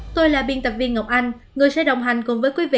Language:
Vietnamese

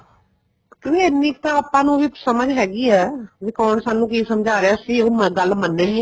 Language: Punjabi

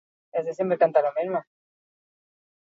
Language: Basque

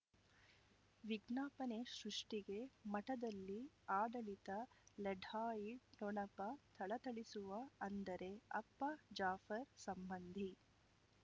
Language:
Kannada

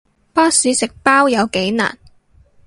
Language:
Cantonese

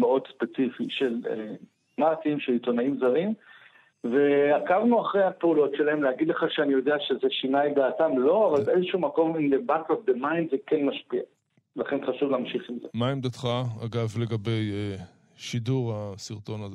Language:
Hebrew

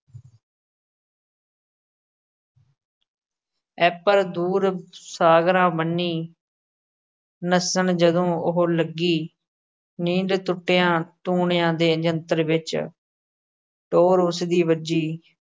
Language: Punjabi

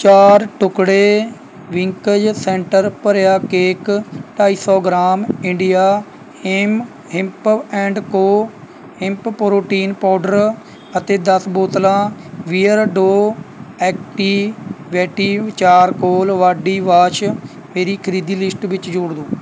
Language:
Punjabi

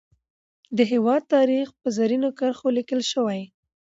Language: Pashto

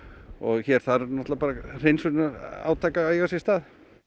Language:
Icelandic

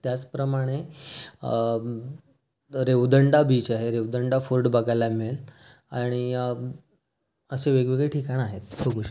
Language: Marathi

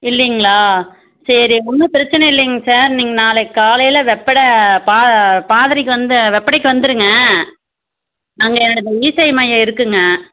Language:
Tamil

